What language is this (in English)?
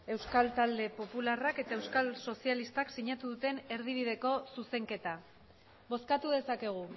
Basque